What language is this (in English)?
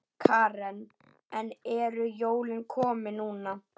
Icelandic